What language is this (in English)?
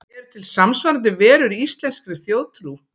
Icelandic